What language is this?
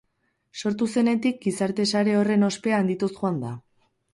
Basque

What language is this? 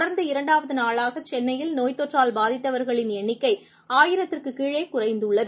Tamil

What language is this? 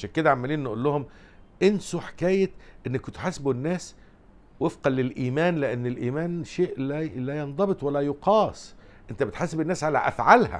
Arabic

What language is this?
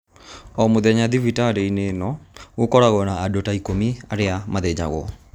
Kikuyu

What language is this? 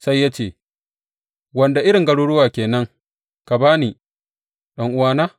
Hausa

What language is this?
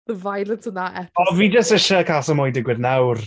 Welsh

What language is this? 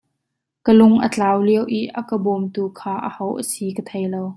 Hakha Chin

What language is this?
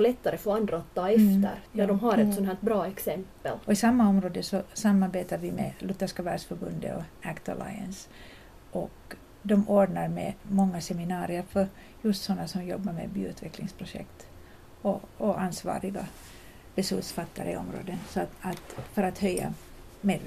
Swedish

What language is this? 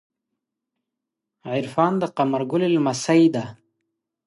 Pashto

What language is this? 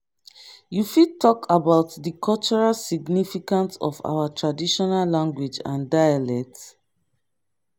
Nigerian Pidgin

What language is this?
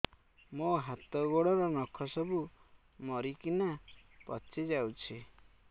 Odia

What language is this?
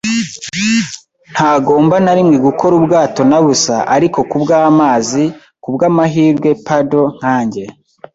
Kinyarwanda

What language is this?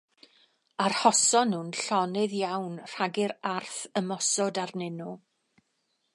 Welsh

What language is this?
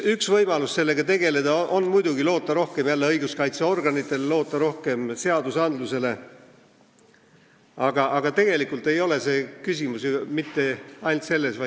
Estonian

